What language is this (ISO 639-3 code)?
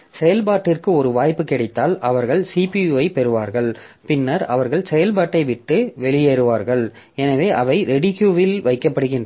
tam